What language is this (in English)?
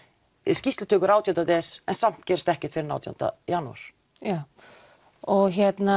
Icelandic